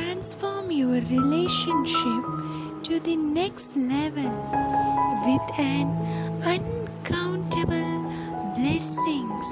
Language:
English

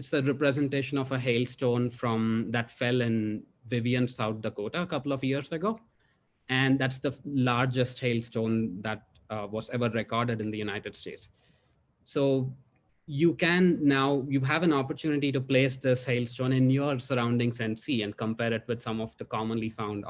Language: English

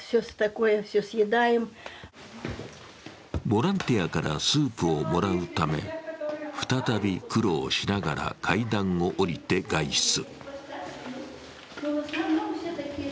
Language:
Japanese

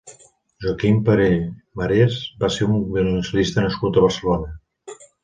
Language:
Catalan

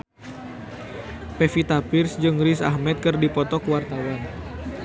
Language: Sundanese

